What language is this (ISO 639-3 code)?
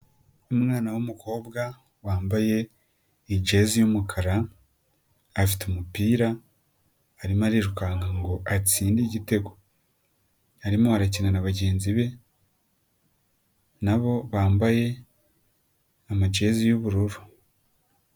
kin